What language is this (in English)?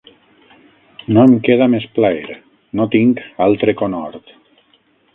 Catalan